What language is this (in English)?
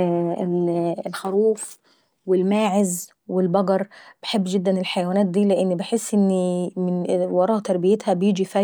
Saidi Arabic